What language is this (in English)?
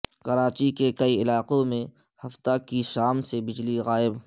Urdu